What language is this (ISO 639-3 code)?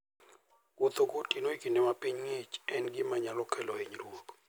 luo